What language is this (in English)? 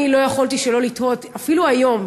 Hebrew